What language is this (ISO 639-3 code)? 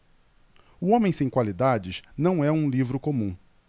por